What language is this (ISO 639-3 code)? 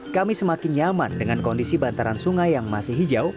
ind